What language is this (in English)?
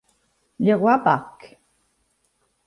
Italian